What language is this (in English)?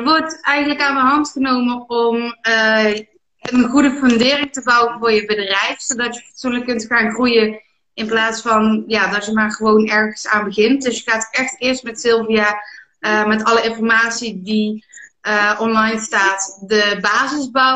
Dutch